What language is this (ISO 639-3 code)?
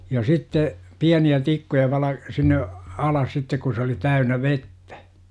fin